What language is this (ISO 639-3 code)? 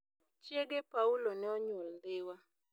luo